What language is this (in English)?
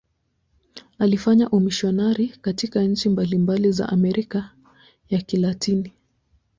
Swahili